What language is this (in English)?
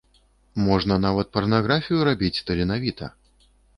Belarusian